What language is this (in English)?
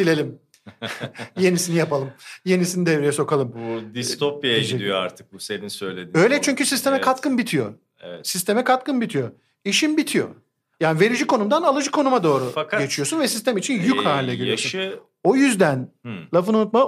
Turkish